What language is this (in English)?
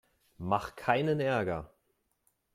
German